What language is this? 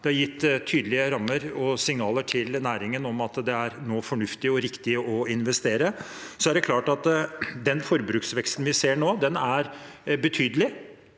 Norwegian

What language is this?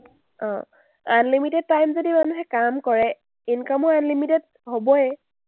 Assamese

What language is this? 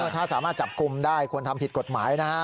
Thai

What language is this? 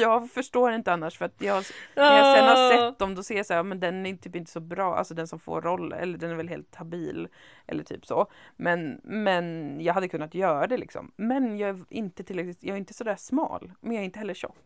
Swedish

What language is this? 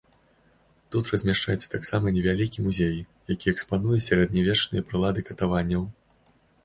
Belarusian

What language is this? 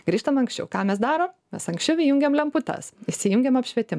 Lithuanian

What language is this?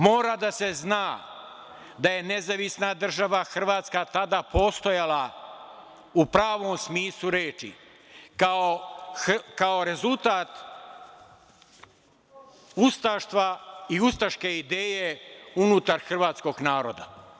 Serbian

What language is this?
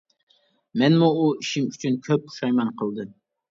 Uyghur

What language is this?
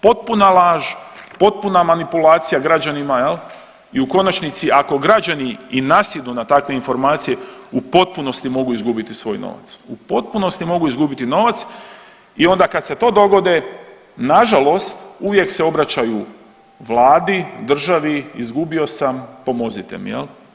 Croatian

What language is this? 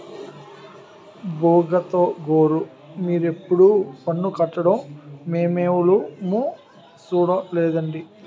Telugu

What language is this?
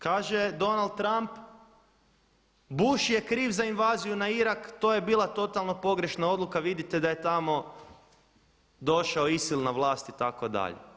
Croatian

